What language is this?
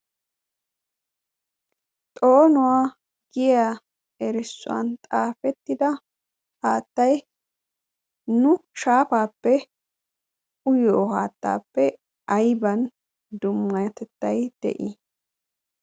Wolaytta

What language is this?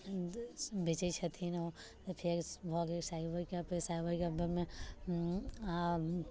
Maithili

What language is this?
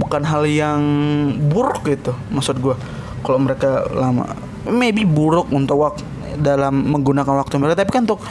Indonesian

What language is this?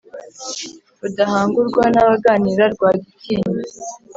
Kinyarwanda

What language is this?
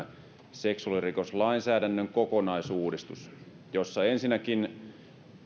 Finnish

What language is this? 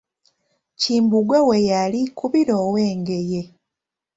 Ganda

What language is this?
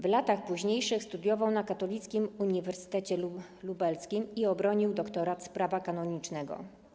Polish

